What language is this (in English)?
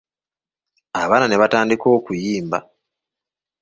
Ganda